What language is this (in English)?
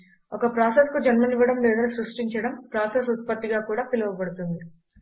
Telugu